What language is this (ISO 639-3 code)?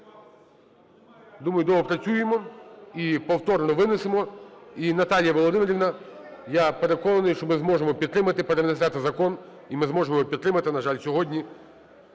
ukr